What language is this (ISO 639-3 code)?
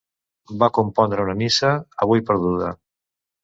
cat